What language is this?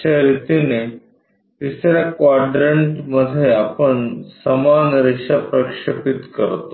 Marathi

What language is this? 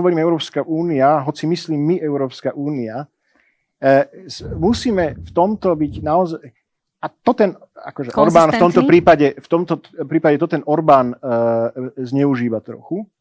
Slovak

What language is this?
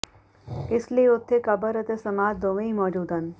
Punjabi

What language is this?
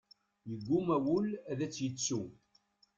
Kabyle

